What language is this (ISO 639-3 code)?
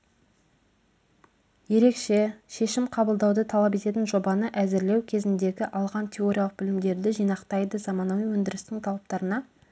kaz